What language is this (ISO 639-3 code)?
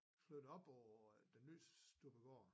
dan